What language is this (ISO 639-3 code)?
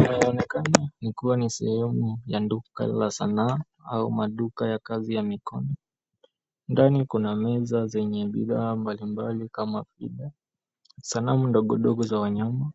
swa